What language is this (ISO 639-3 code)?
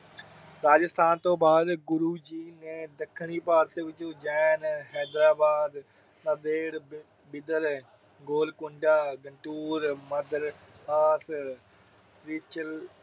pan